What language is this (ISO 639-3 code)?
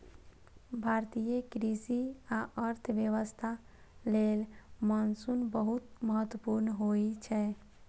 mai